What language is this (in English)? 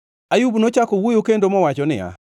Luo (Kenya and Tanzania)